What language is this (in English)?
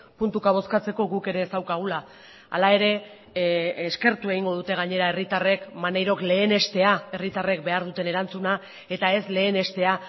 Basque